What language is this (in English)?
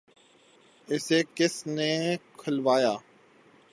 Urdu